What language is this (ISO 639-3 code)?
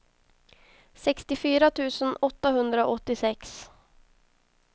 swe